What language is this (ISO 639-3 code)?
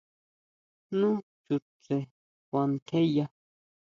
mau